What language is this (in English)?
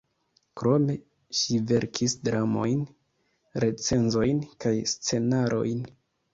Esperanto